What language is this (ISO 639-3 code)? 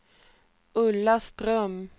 swe